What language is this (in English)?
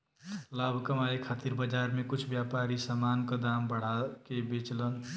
Bhojpuri